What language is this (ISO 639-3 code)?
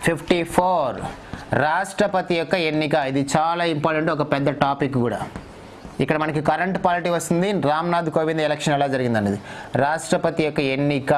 tel